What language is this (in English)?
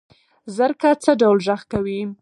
Pashto